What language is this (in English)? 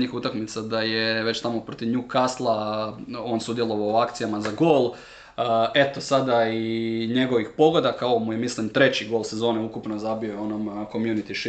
Croatian